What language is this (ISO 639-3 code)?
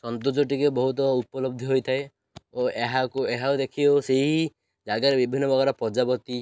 ori